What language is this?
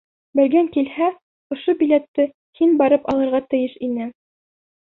Bashkir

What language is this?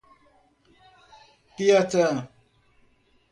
Portuguese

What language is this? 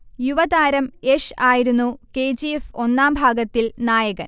Malayalam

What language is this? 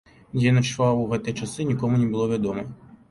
Belarusian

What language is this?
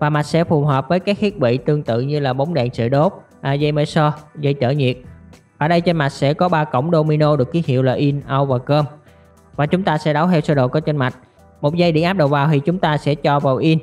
Vietnamese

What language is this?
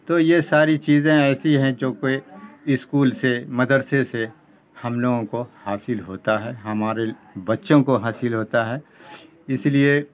Urdu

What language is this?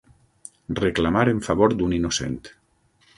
Catalan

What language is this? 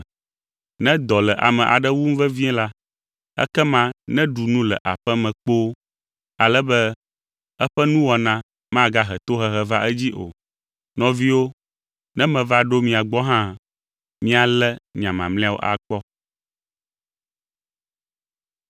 Ewe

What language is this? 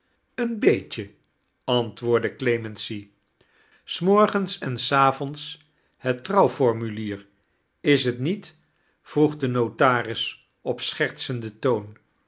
Dutch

